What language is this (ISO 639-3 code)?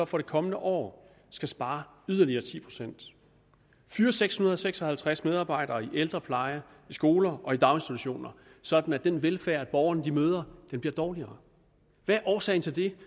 dan